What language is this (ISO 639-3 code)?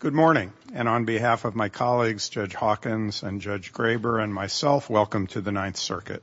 eng